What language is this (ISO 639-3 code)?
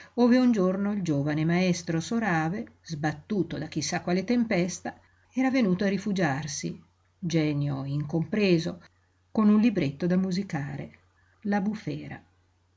ita